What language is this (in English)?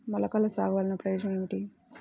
Telugu